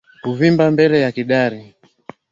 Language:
Swahili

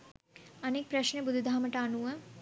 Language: Sinhala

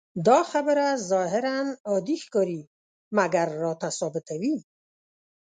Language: Pashto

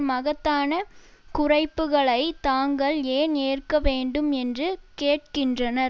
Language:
Tamil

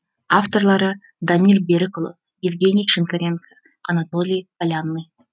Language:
Kazakh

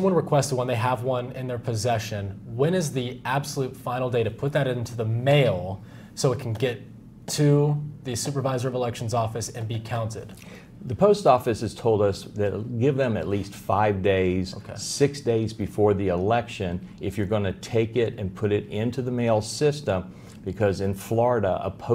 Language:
English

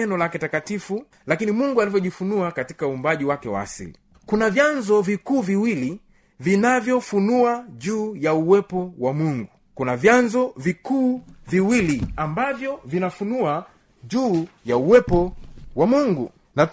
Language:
Swahili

